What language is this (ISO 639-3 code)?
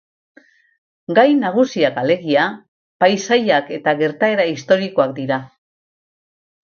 eus